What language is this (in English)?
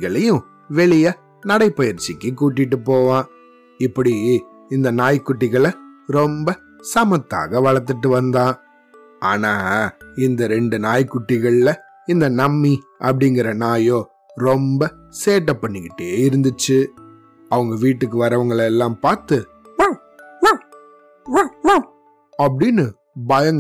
Tamil